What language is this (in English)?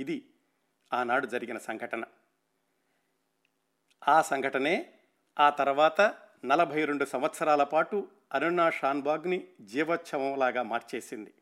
Telugu